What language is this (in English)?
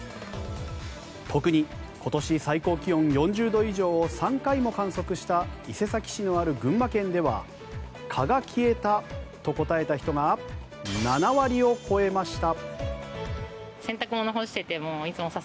Japanese